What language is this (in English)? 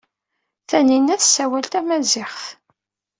Kabyle